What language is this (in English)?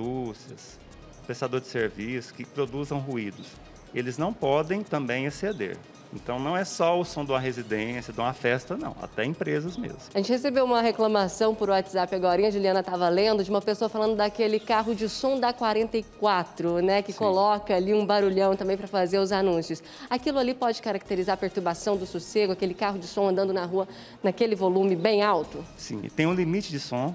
Portuguese